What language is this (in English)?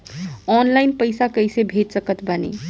Bhojpuri